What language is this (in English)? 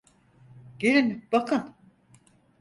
Turkish